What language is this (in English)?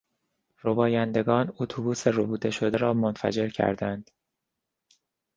Persian